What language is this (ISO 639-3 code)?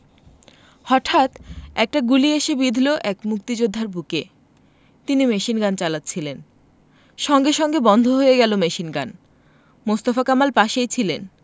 ben